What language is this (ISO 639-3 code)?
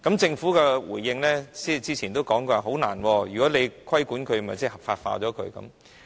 yue